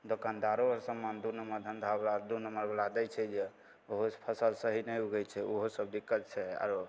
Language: Maithili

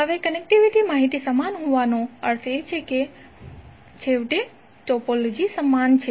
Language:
Gujarati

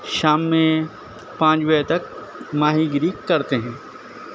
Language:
Urdu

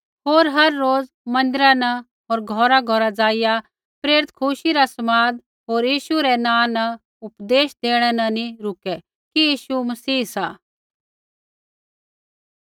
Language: Kullu Pahari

